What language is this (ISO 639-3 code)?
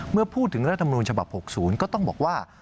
tha